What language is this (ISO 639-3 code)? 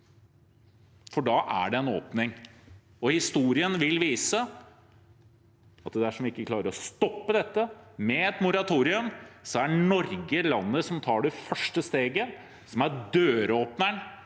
nor